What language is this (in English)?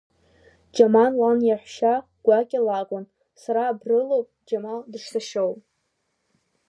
Abkhazian